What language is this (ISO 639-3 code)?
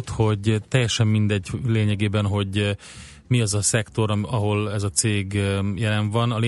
hun